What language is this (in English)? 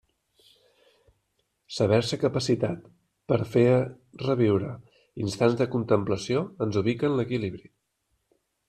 Catalan